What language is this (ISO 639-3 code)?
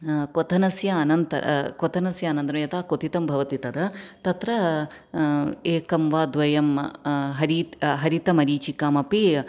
san